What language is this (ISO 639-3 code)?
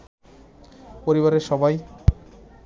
ben